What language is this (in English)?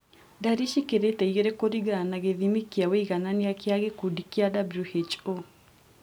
Kikuyu